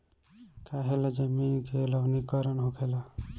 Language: Bhojpuri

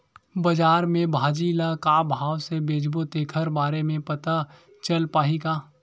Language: Chhattisgarhi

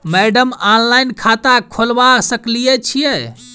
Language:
Maithili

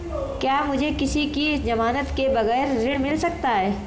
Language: Hindi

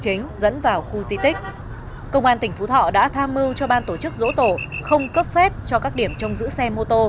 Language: Vietnamese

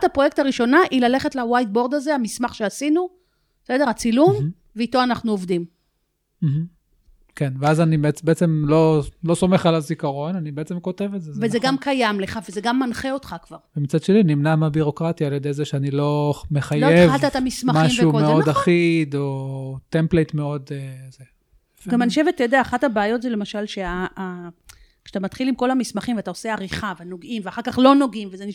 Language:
Hebrew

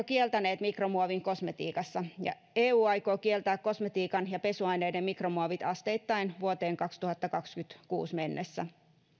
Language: Finnish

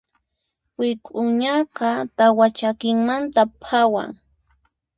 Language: Puno Quechua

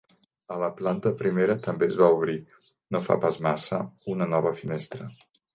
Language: Catalan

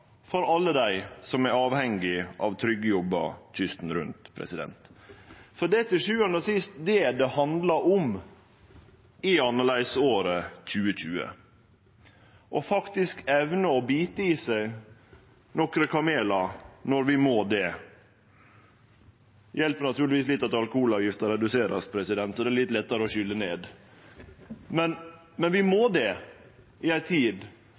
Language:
Norwegian Nynorsk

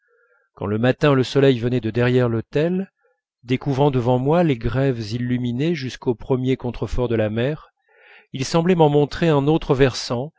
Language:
French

